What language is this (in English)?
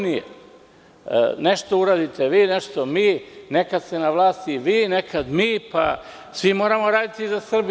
Serbian